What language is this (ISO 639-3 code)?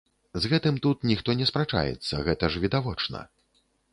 bel